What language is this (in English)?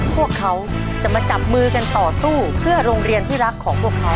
Thai